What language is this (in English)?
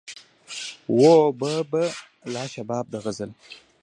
Pashto